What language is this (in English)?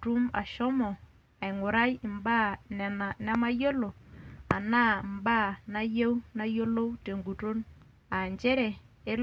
Masai